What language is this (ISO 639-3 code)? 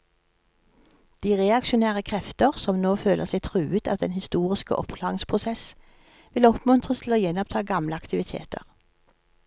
nor